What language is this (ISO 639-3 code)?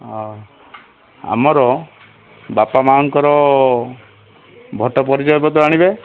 ori